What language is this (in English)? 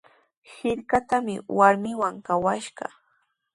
Sihuas Ancash Quechua